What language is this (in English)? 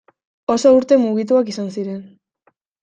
Basque